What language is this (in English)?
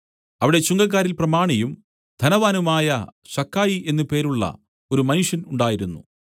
Malayalam